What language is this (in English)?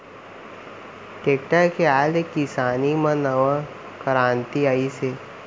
Chhattisgarhi